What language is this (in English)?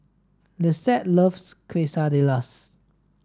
English